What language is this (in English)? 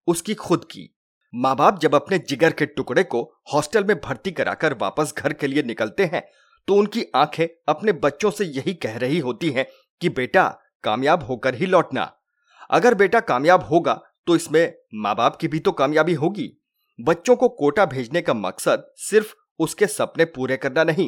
Hindi